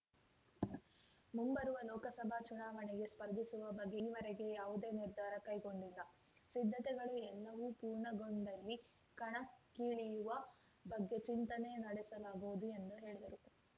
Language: Kannada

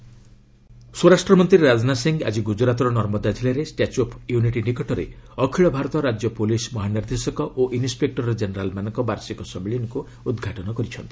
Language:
Odia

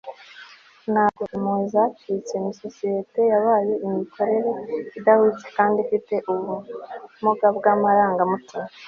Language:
Kinyarwanda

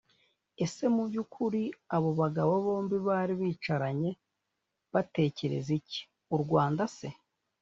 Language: Kinyarwanda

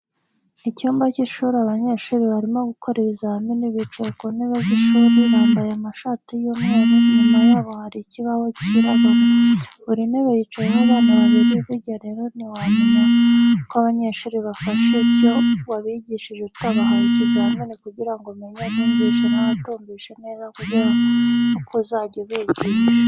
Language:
Kinyarwanda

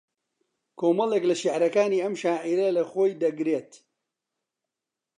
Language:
Central Kurdish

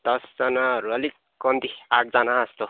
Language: Nepali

